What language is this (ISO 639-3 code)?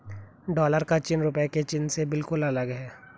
hin